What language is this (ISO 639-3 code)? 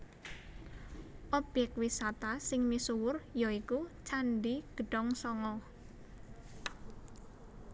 jav